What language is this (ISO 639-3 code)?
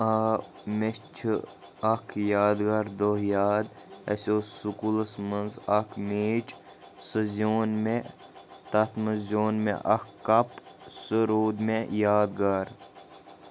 kas